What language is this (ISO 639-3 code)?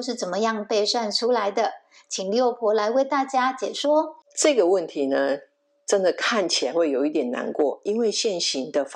zho